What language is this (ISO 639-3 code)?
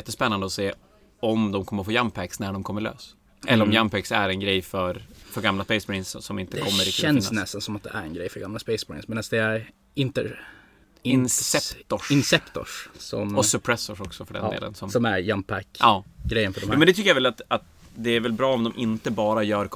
swe